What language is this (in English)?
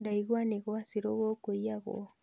Kikuyu